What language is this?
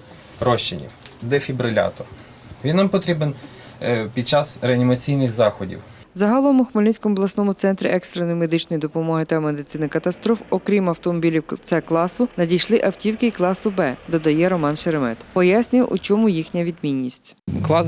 Ukrainian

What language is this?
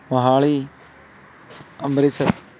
Punjabi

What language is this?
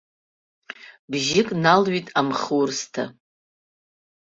Abkhazian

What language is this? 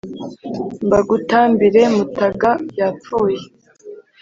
Kinyarwanda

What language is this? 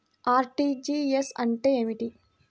Telugu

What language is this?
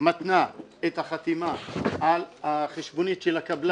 Hebrew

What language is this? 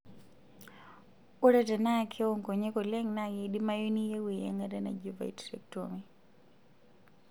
Masai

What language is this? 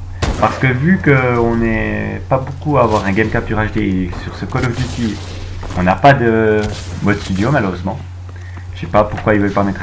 French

